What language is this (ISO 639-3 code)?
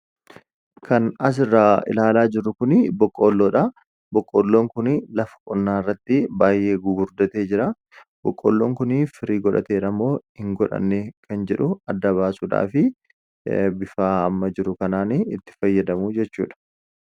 orm